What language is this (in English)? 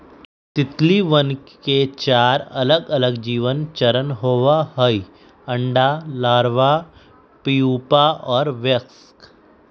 Magahi